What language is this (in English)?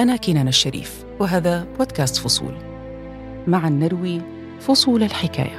Arabic